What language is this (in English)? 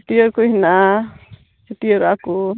Santali